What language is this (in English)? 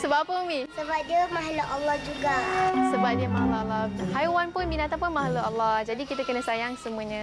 Malay